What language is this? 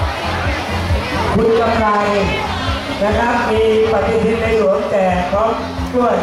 Thai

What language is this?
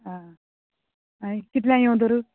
Konkani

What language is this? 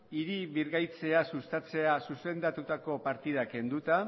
Basque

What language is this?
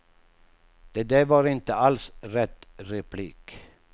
Swedish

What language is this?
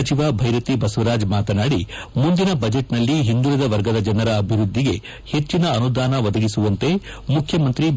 Kannada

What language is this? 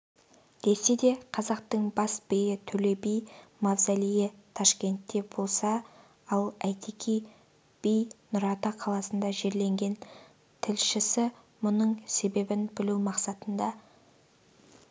Kazakh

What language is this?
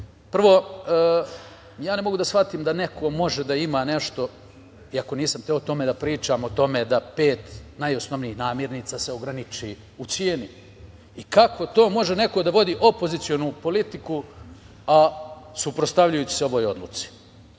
Serbian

